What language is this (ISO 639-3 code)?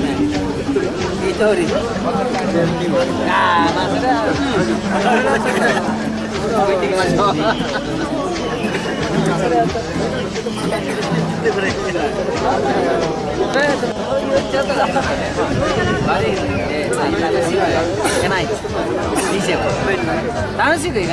ara